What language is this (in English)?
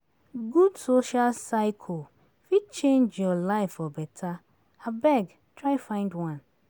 Nigerian Pidgin